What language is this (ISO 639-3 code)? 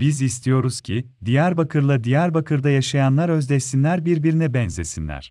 tur